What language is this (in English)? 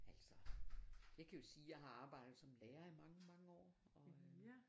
Danish